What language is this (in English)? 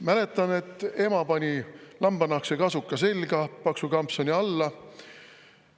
Estonian